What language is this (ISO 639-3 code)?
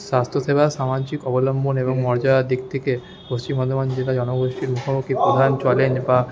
ben